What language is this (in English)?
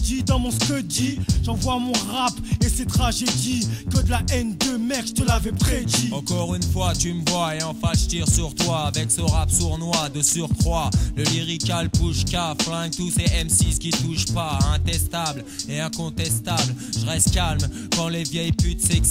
French